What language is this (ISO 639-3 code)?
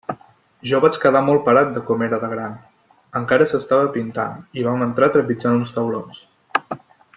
cat